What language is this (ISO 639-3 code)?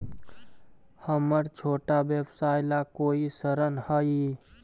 mag